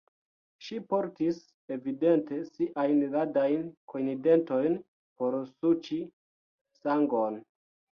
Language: Esperanto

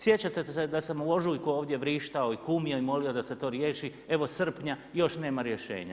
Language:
Croatian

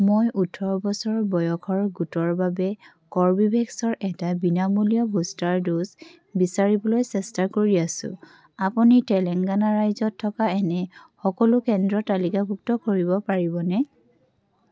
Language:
Assamese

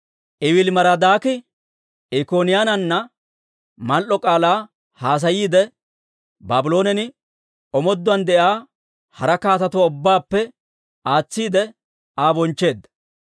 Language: Dawro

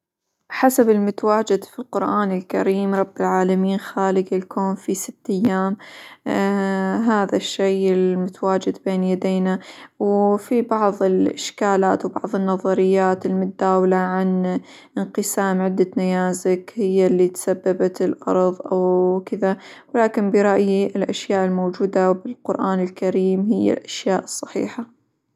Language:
Hijazi Arabic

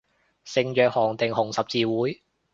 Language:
Cantonese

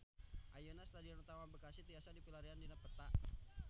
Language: Sundanese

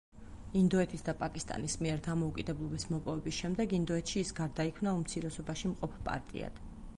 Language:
Georgian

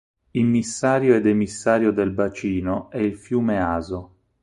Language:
Italian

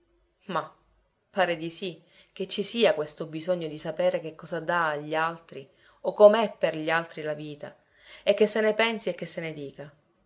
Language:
Italian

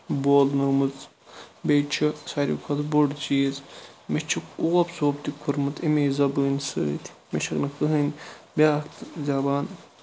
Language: Kashmiri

